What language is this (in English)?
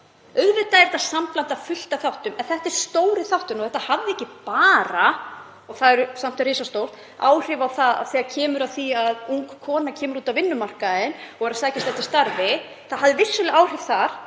Icelandic